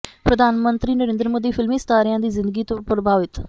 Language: Punjabi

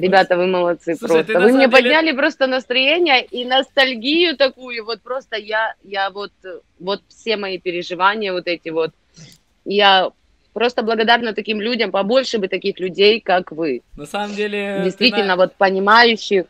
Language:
Russian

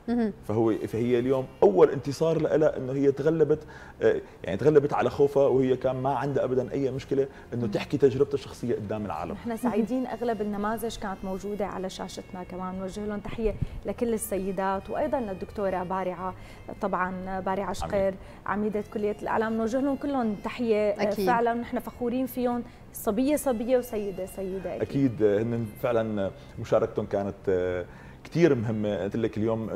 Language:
Arabic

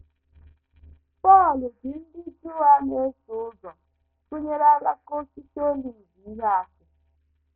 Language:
Igbo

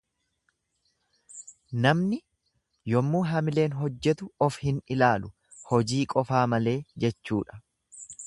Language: Oromo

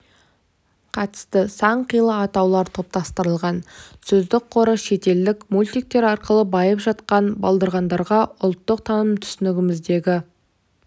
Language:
Kazakh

